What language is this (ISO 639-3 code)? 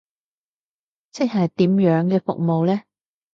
yue